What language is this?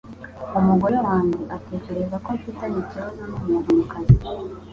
Kinyarwanda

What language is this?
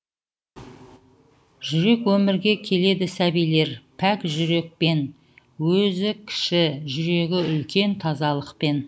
Kazakh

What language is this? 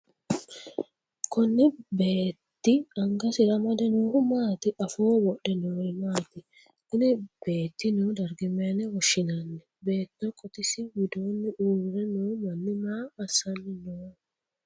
Sidamo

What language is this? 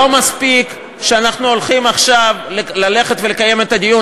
Hebrew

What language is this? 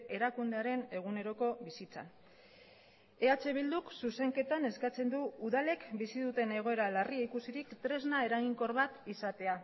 Basque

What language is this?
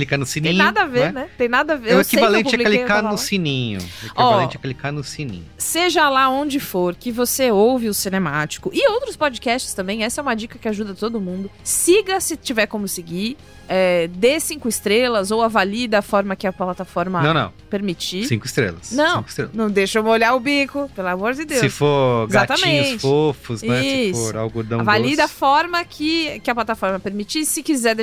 Portuguese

